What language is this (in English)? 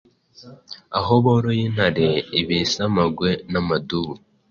Kinyarwanda